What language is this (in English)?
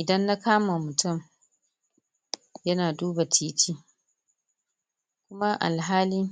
Hausa